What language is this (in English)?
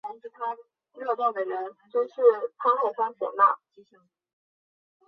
Chinese